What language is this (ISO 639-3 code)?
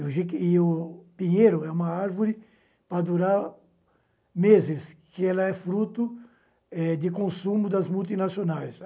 por